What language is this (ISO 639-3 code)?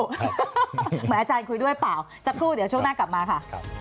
tha